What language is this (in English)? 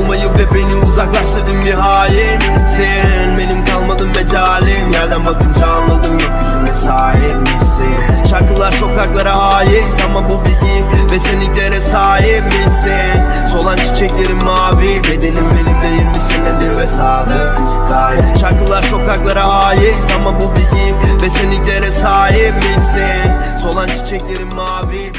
Turkish